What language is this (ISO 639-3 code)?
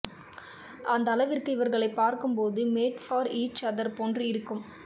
tam